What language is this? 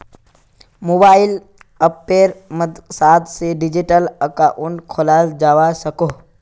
Magahi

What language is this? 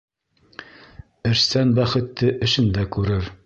Bashkir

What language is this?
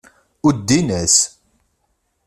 Kabyle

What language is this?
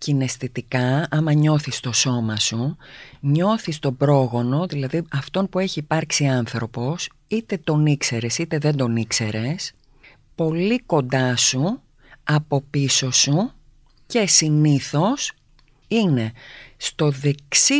Greek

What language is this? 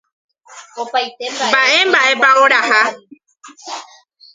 Guarani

